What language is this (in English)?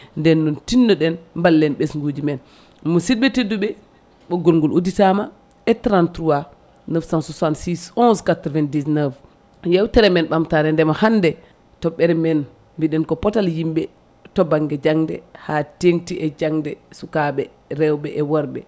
Fula